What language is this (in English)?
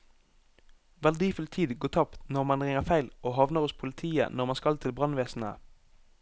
Norwegian